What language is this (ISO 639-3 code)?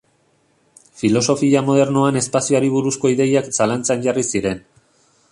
eus